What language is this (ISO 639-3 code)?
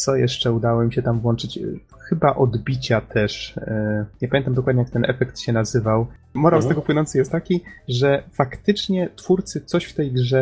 pol